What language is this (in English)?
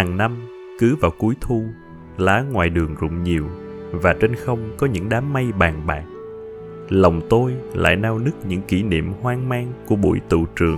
Vietnamese